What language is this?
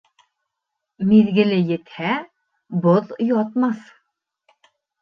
Bashkir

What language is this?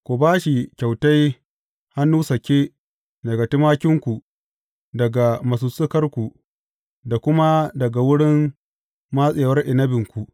Hausa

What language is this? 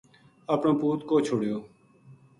Gujari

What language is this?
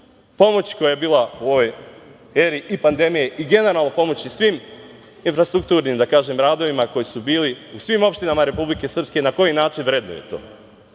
Serbian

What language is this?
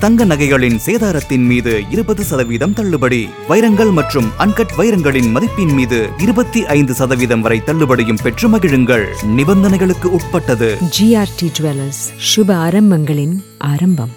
Tamil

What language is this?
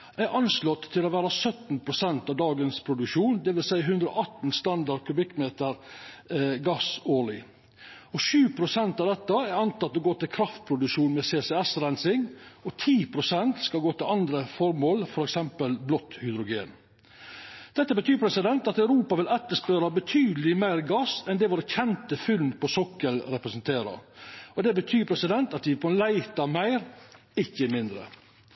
Norwegian Nynorsk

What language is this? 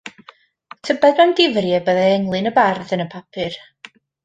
Welsh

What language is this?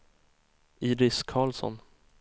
Swedish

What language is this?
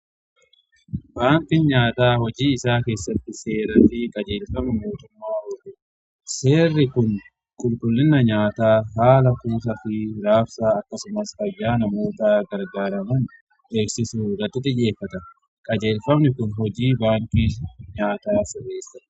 Oromo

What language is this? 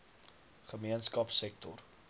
Afrikaans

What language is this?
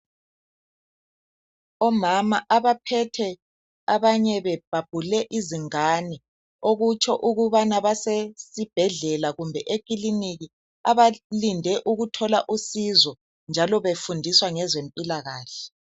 North Ndebele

